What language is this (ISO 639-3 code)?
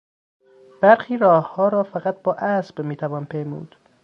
fas